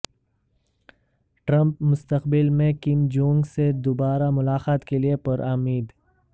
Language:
Urdu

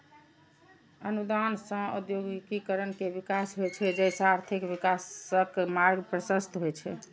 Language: Maithili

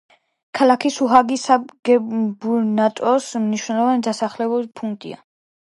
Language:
Georgian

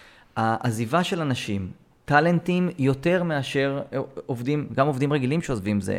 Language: Hebrew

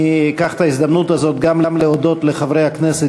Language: Hebrew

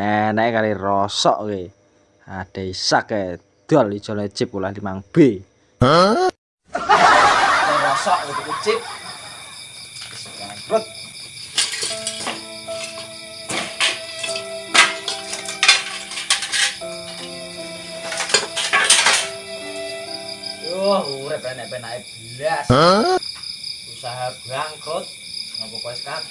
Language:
Indonesian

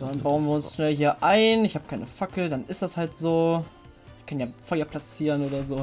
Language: German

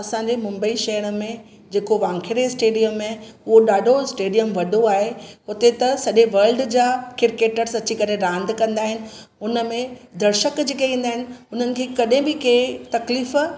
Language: Sindhi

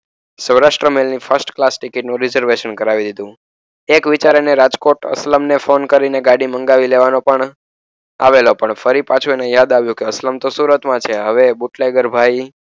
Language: Gujarati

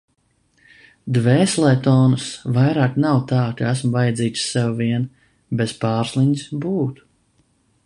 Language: Latvian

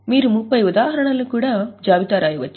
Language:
Telugu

